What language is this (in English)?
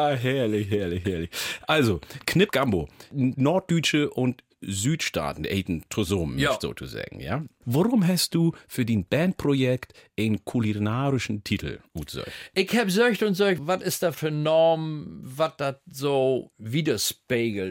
German